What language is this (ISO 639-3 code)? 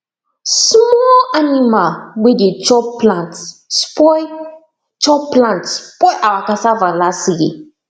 pcm